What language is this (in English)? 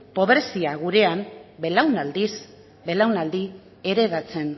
Basque